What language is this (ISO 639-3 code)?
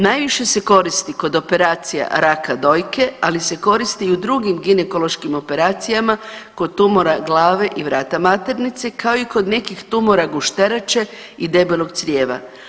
hrv